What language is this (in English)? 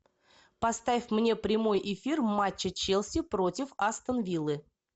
Russian